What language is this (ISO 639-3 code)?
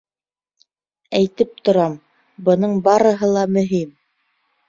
bak